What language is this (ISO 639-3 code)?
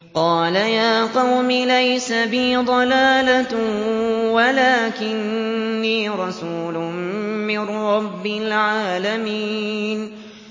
ara